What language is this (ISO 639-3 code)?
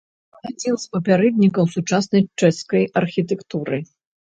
bel